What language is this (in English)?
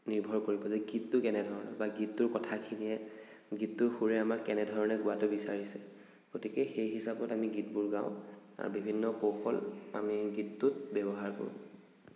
Assamese